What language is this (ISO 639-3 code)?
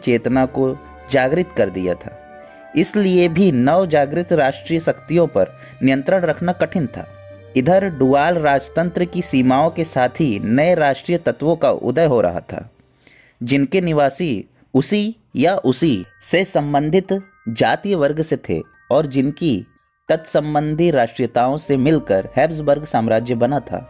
hin